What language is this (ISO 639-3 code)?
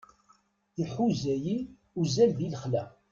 kab